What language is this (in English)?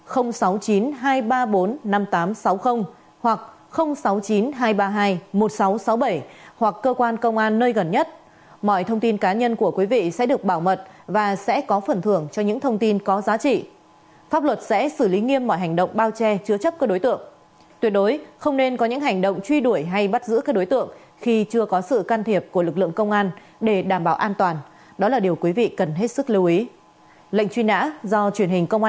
Vietnamese